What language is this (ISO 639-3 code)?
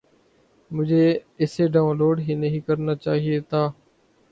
urd